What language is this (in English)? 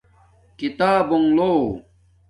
Domaaki